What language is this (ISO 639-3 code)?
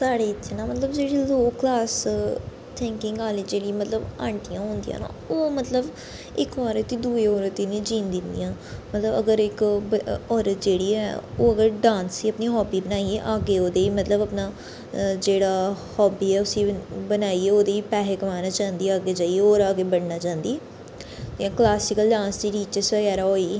doi